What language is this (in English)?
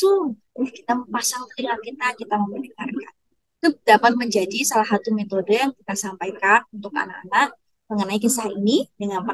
Indonesian